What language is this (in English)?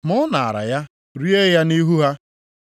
Igbo